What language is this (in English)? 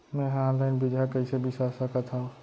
Chhattisgarhi